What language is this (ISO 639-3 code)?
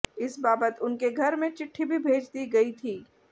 hin